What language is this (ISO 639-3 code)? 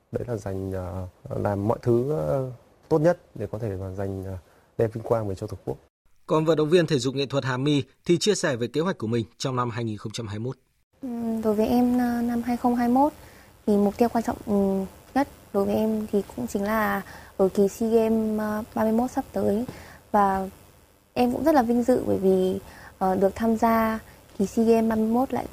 vie